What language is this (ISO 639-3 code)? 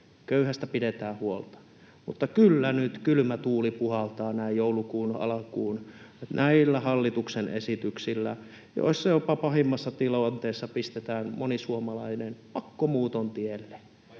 fin